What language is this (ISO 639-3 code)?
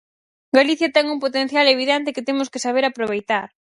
glg